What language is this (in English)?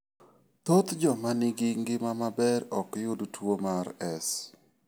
Luo (Kenya and Tanzania)